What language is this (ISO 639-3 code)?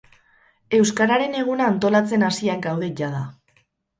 eus